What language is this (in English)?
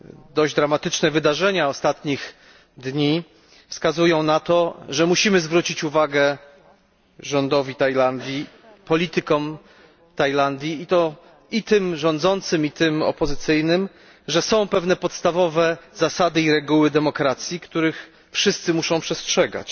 Polish